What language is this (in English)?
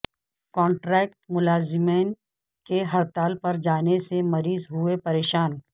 Urdu